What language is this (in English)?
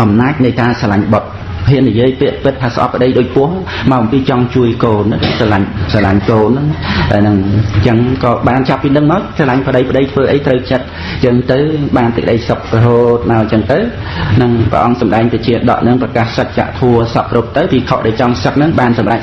Vietnamese